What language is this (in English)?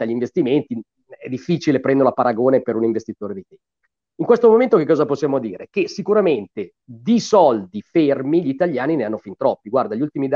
Italian